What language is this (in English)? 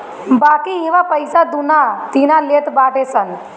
Bhojpuri